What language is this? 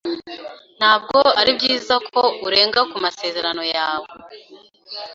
Kinyarwanda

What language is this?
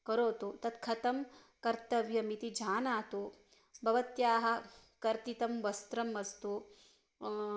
Sanskrit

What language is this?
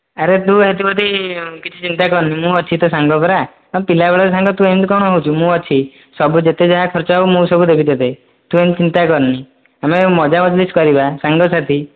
Odia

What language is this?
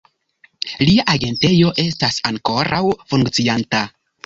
Esperanto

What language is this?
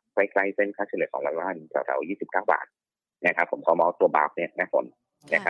Thai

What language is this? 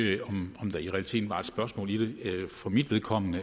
Danish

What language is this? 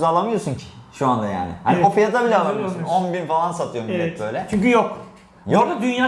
Turkish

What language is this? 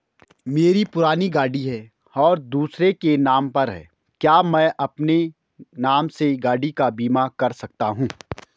Hindi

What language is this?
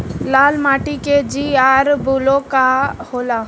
Bhojpuri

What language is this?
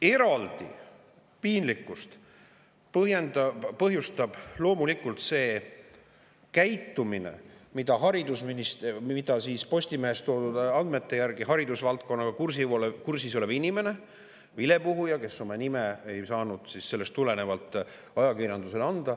Estonian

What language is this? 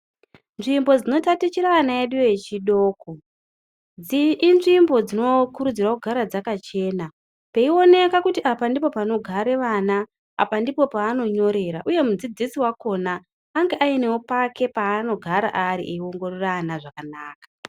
Ndau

